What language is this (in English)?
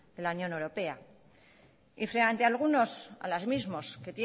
Spanish